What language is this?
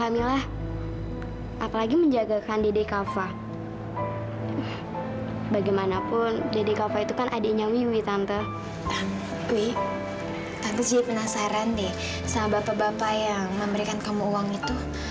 Indonesian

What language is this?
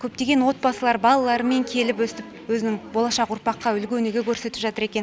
Kazakh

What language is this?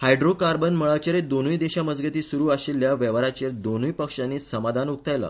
Konkani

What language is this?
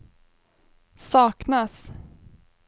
Swedish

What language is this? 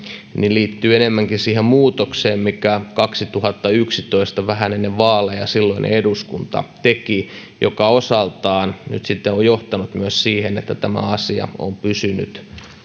Finnish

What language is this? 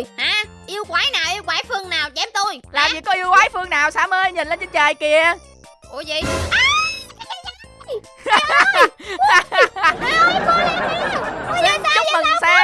Vietnamese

